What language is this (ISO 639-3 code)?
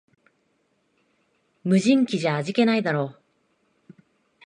jpn